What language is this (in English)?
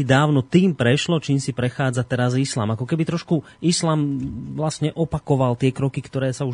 Slovak